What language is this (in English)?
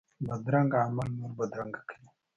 Pashto